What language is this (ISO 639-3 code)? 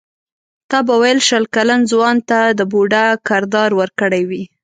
pus